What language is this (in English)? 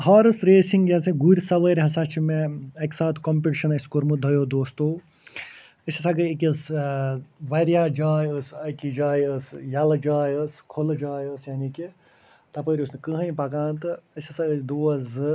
Kashmiri